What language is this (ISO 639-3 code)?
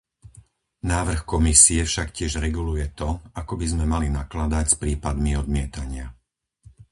slk